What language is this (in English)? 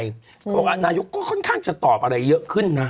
Thai